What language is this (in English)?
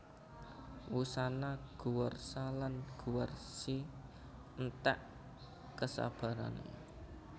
Javanese